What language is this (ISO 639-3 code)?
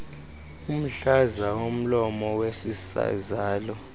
xho